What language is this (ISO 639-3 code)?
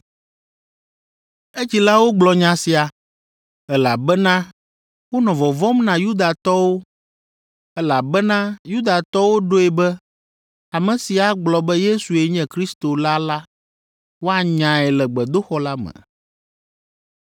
ewe